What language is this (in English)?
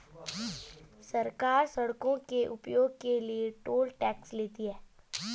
Hindi